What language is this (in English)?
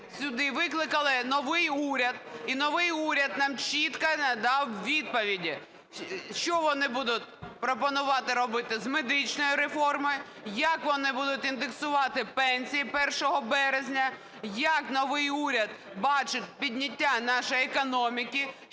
Ukrainian